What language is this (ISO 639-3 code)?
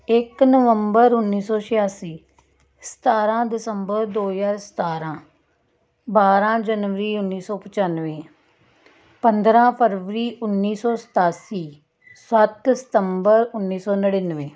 pan